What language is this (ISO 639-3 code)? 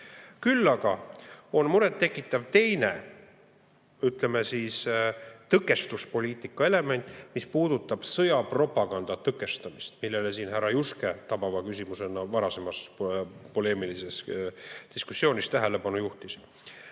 est